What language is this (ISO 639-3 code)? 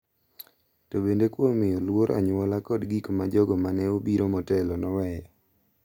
luo